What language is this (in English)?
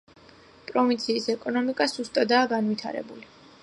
Georgian